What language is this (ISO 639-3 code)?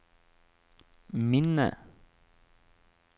nor